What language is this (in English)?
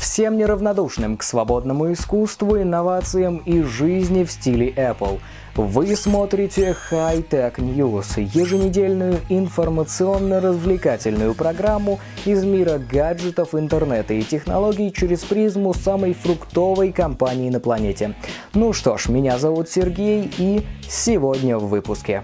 Russian